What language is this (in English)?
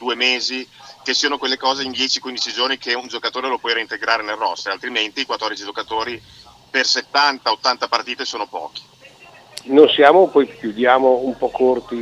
Italian